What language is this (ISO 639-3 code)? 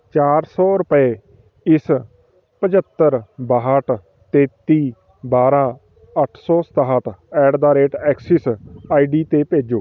pan